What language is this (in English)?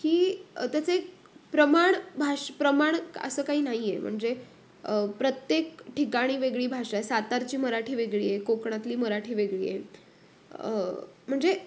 Marathi